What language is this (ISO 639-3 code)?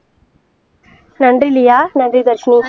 tam